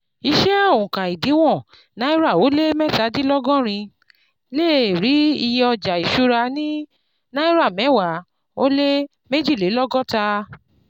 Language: Yoruba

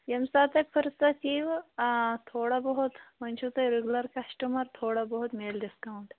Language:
Kashmiri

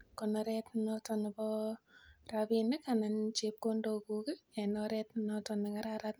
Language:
Kalenjin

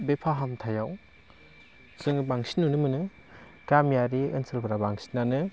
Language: Bodo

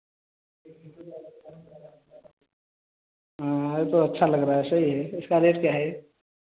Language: Hindi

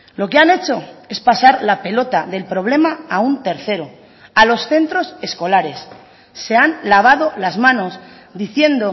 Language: Spanish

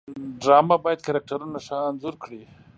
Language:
Pashto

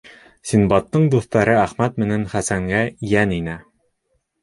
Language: Bashkir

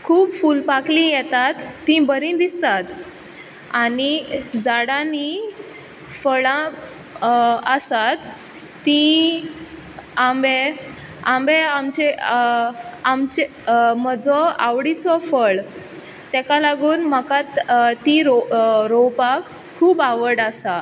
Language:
Konkani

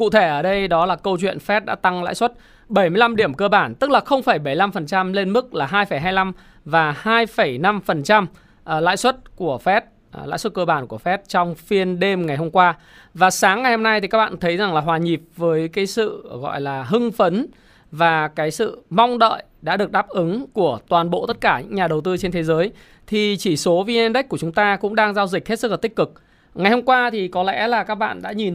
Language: Vietnamese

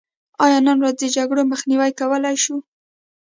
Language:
Pashto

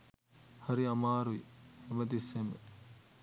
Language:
Sinhala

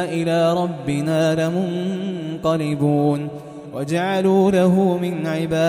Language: Arabic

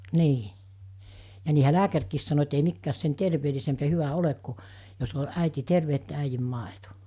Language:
Finnish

